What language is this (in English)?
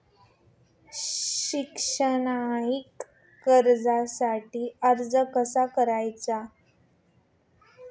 Marathi